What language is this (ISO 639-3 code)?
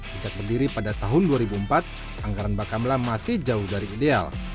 ind